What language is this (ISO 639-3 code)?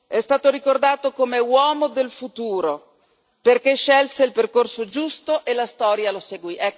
ita